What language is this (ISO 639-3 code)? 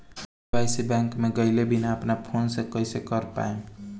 bho